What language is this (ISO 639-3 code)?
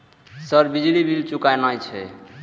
mai